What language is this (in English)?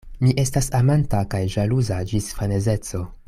Esperanto